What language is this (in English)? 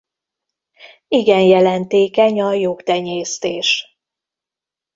Hungarian